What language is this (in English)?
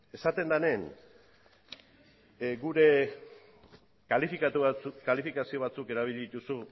Basque